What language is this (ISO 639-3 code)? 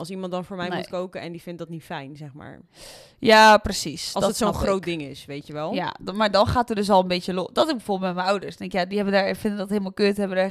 nld